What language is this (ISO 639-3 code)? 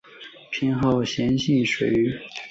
zho